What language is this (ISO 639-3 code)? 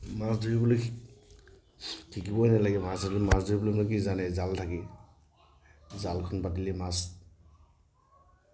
asm